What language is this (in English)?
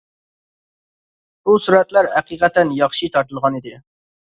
Uyghur